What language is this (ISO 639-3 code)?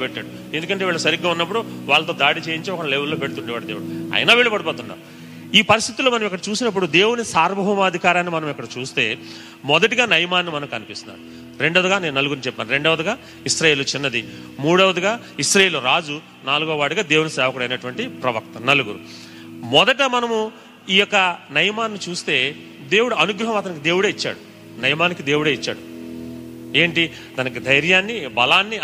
tel